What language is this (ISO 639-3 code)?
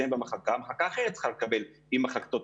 heb